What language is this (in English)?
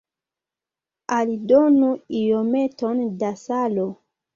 Esperanto